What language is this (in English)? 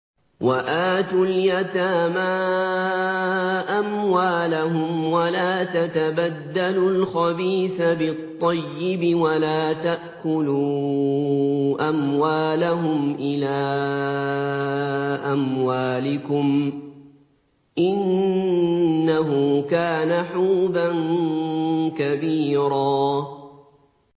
Arabic